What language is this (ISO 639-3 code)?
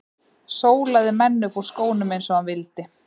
isl